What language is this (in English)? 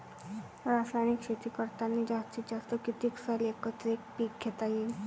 Marathi